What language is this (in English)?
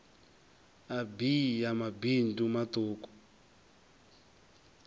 Venda